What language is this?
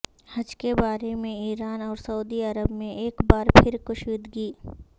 Urdu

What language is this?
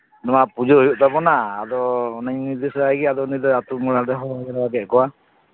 Santali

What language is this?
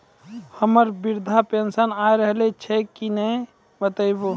Maithili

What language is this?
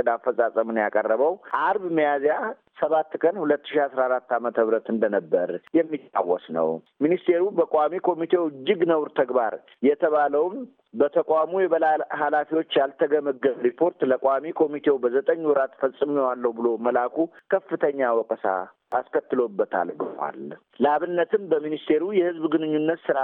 Amharic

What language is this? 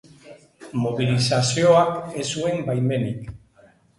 Basque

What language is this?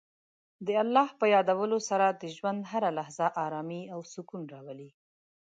Pashto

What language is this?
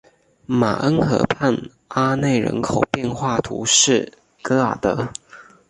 Chinese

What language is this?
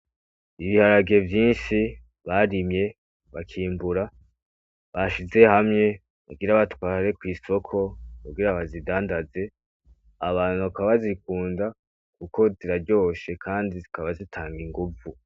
Rundi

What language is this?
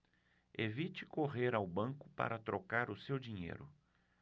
Portuguese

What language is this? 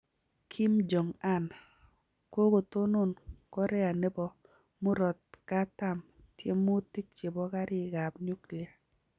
Kalenjin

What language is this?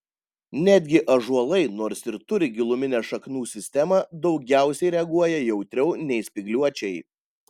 Lithuanian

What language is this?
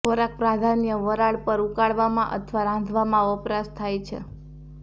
Gujarati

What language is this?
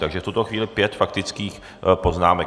Czech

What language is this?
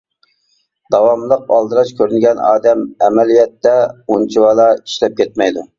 Uyghur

